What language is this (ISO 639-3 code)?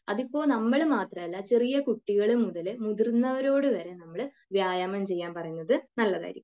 mal